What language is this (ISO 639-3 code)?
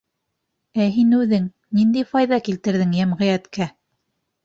bak